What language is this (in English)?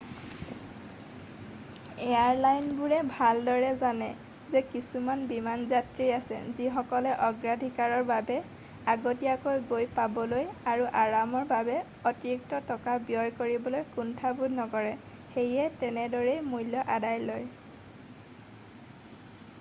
Assamese